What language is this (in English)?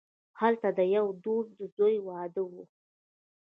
Pashto